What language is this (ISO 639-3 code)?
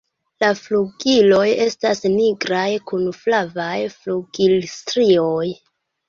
epo